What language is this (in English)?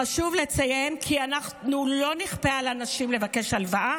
Hebrew